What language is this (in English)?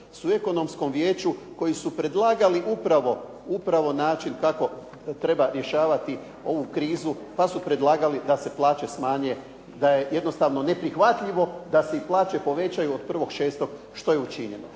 Croatian